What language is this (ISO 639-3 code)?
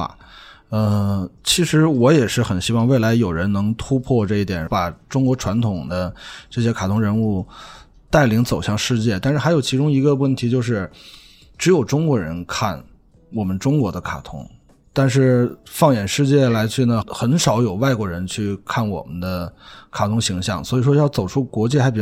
zho